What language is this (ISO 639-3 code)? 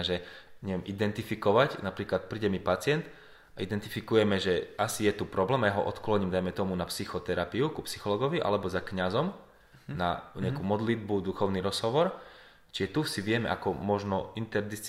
slk